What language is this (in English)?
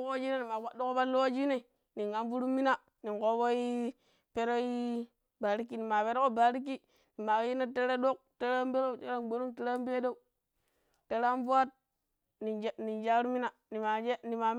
Pero